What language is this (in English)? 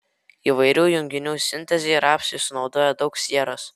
Lithuanian